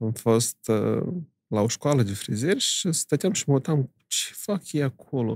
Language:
Romanian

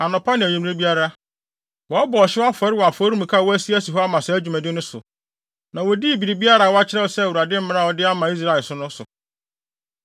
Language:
Akan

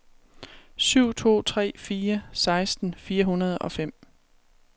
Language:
Danish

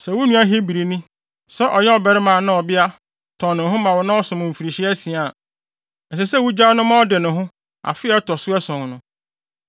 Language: Akan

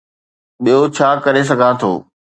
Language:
Sindhi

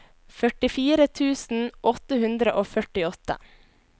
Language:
Norwegian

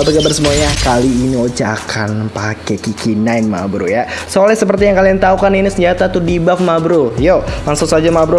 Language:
Indonesian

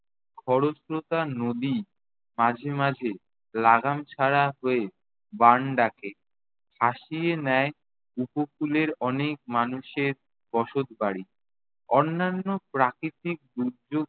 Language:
Bangla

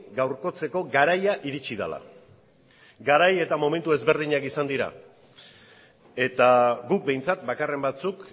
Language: Basque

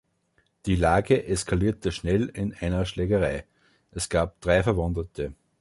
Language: German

